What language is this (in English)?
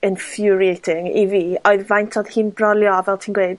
Welsh